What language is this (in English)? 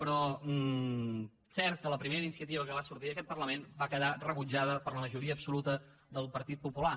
Catalan